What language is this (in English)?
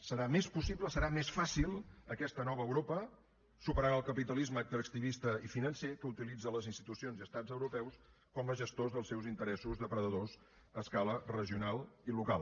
Catalan